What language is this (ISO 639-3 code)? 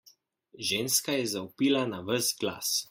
slv